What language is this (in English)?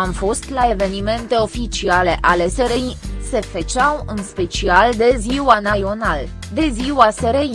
Romanian